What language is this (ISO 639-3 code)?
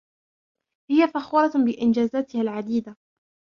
ara